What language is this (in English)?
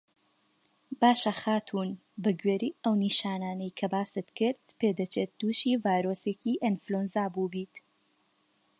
Central Kurdish